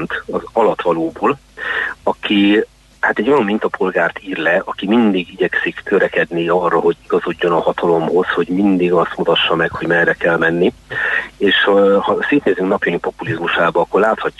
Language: Hungarian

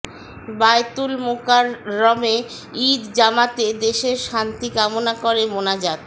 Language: Bangla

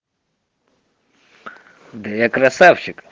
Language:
Russian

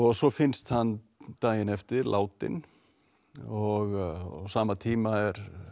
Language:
Icelandic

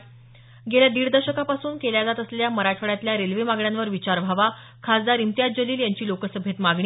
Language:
Marathi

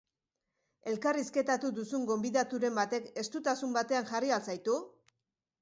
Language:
Basque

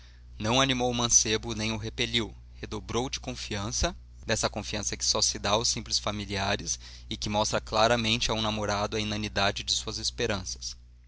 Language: Portuguese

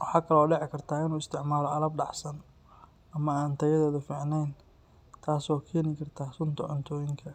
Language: Somali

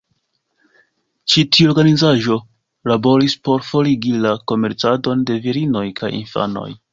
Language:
Esperanto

